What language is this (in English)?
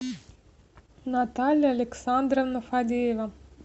Russian